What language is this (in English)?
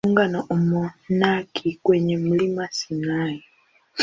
Swahili